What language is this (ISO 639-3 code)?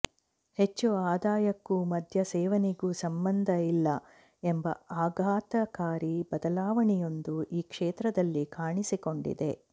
kan